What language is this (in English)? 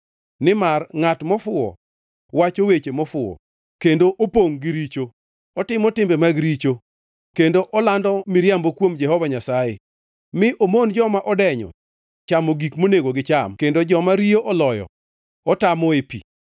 Luo (Kenya and Tanzania)